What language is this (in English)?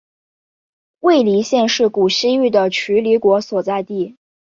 Chinese